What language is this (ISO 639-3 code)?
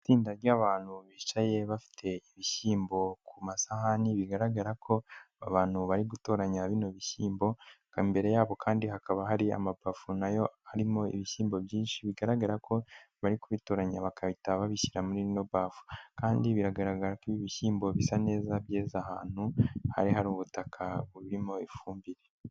kin